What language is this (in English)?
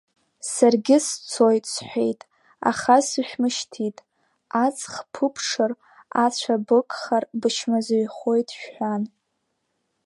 Abkhazian